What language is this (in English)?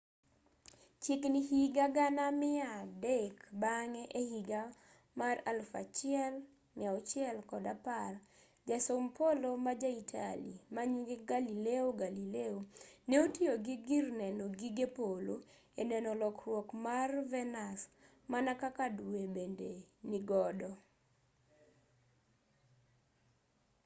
Luo (Kenya and Tanzania)